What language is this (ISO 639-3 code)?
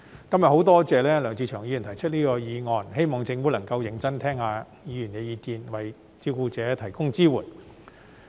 yue